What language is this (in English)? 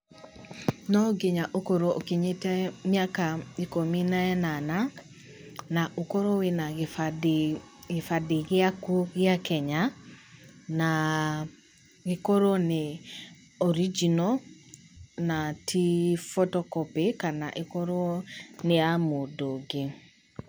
Kikuyu